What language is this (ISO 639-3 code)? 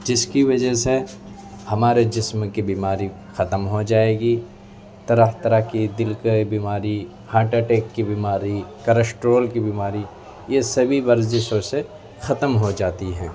urd